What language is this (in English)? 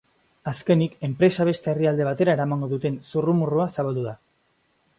Basque